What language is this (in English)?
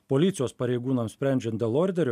Lithuanian